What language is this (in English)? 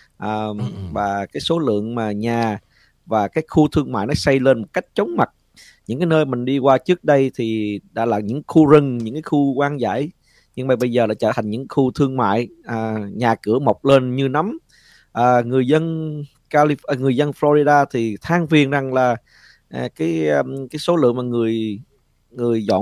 Vietnamese